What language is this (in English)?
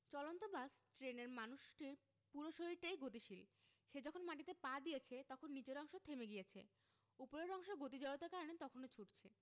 Bangla